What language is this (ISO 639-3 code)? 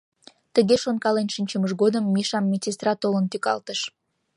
chm